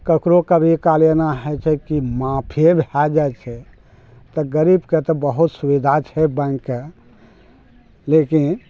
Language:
Maithili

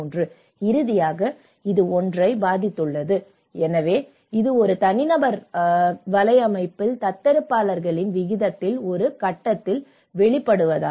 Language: Tamil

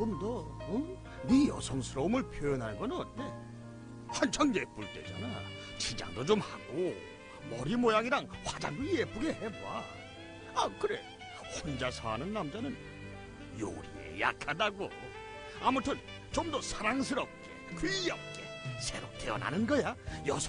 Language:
Korean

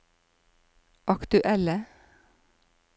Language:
Norwegian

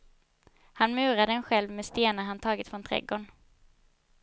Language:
Swedish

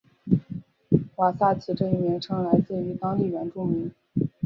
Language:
Chinese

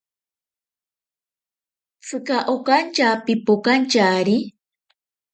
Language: Ashéninka Perené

